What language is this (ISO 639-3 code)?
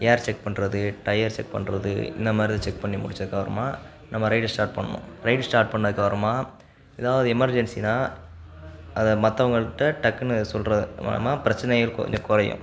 tam